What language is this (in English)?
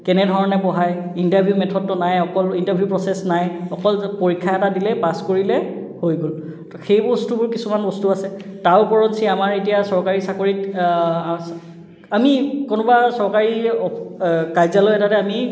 Assamese